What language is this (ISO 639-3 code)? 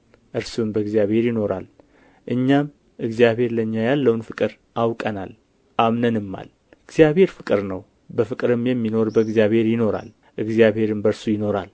amh